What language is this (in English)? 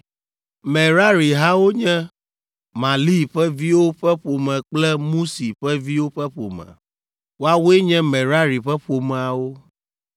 Ewe